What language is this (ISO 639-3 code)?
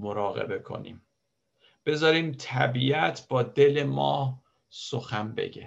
fas